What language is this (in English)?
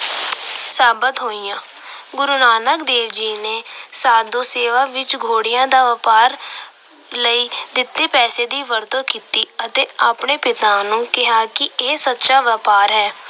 Punjabi